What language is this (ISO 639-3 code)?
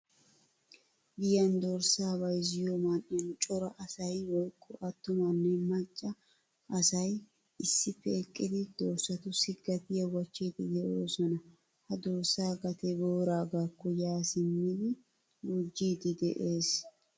wal